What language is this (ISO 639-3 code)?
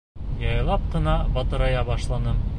bak